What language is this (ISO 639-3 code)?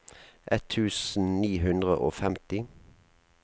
nor